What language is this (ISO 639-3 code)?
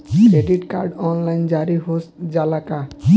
bho